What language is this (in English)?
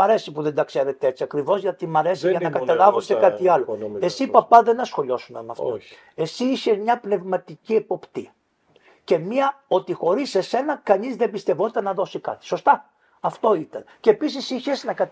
Greek